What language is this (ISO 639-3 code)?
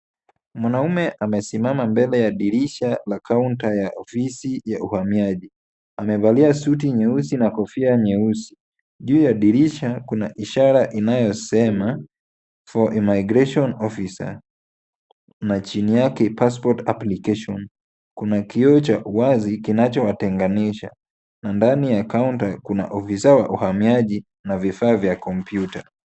swa